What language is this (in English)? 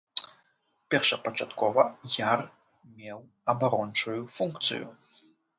Belarusian